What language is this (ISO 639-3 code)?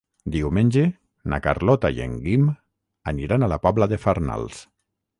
cat